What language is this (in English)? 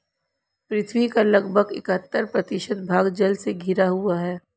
Hindi